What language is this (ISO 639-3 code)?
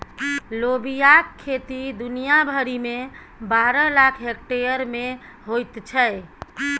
mai